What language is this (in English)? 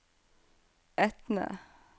Norwegian